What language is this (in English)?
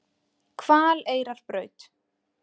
Icelandic